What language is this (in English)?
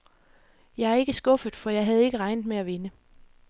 Danish